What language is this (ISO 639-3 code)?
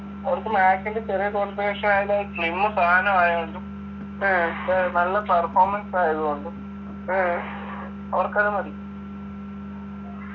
mal